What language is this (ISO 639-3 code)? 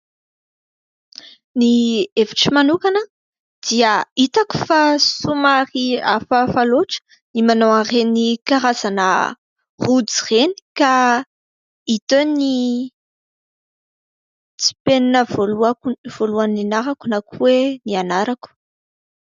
mlg